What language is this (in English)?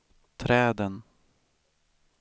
Swedish